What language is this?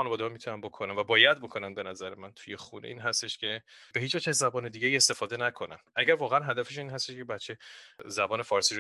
Persian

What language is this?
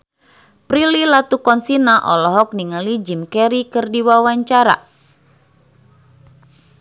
Sundanese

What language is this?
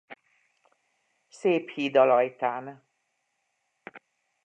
Hungarian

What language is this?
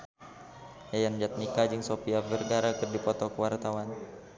Sundanese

